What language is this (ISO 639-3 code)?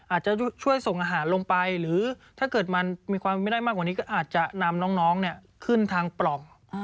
tha